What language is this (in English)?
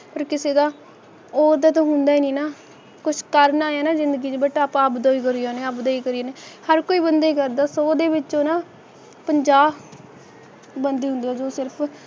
Punjabi